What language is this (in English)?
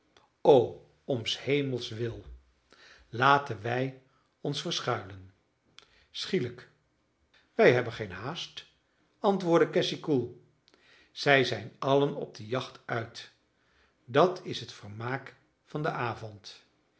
Dutch